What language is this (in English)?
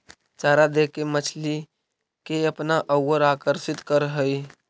Magahi